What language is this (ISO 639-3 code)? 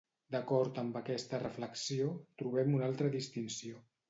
cat